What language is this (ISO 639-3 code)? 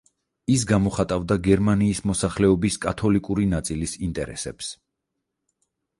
kat